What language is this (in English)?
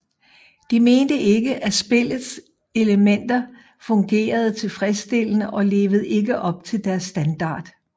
Danish